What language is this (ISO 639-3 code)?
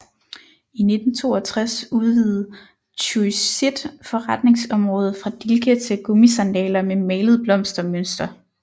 dan